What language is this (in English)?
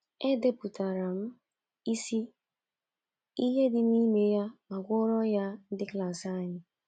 Igbo